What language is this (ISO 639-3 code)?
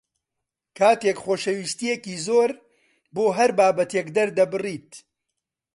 ckb